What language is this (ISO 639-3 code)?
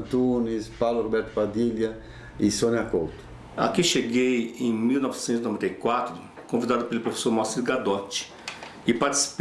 por